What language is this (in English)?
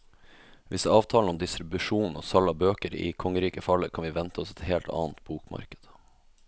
Norwegian